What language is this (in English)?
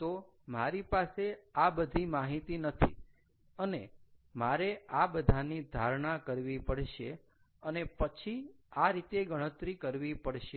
Gujarati